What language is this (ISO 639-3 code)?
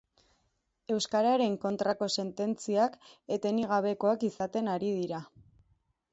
eus